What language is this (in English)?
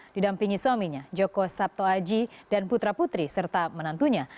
Indonesian